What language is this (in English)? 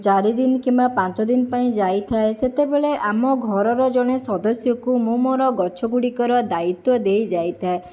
Odia